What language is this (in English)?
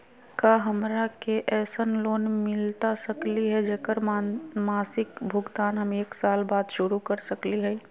Magahi